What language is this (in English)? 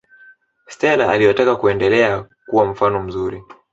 Swahili